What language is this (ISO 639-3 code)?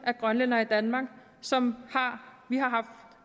dan